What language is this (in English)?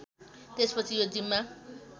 Nepali